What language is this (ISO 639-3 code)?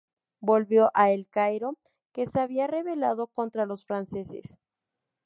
spa